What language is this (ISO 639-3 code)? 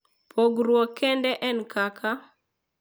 luo